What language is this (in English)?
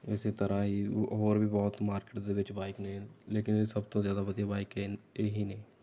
Punjabi